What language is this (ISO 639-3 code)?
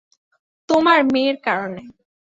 ben